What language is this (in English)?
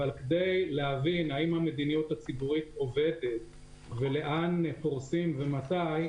Hebrew